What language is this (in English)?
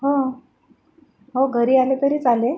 Marathi